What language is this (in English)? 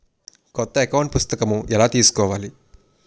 Telugu